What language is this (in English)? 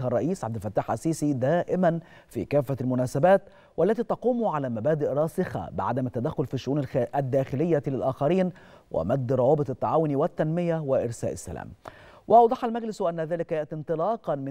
Arabic